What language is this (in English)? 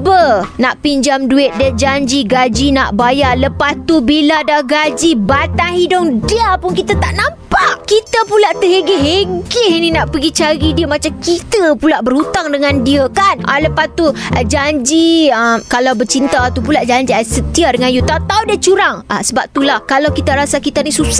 Malay